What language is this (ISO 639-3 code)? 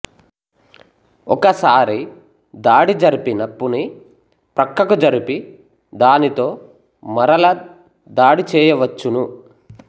tel